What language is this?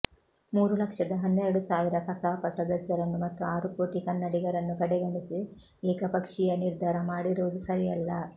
Kannada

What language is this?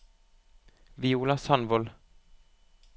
Norwegian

